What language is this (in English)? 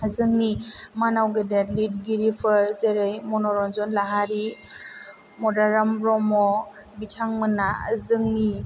Bodo